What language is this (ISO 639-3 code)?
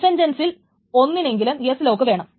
mal